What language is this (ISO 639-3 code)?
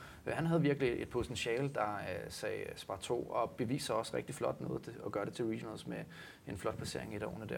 dan